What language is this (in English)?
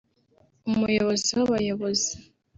Kinyarwanda